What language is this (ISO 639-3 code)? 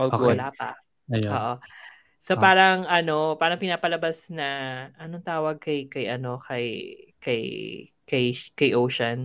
fil